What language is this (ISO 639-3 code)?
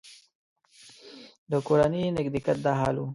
pus